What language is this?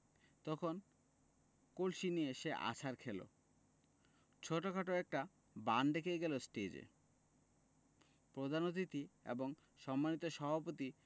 Bangla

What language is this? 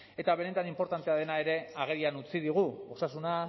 Basque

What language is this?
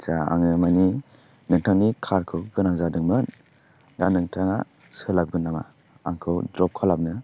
Bodo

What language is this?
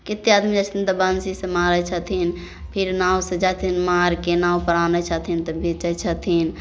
Maithili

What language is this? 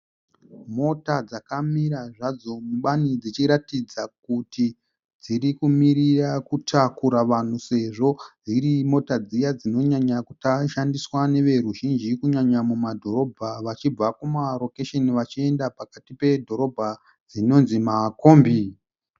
Shona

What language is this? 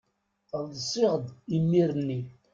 Kabyle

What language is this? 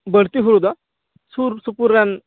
Santali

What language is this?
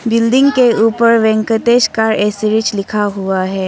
Hindi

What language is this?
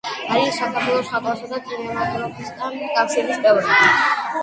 Georgian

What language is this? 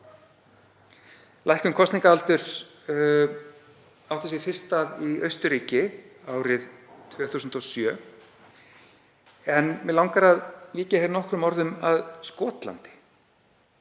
Icelandic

